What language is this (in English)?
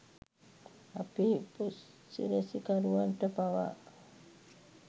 Sinhala